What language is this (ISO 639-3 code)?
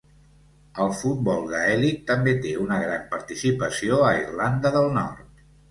cat